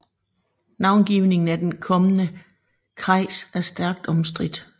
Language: Danish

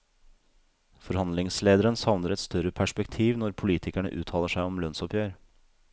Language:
Norwegian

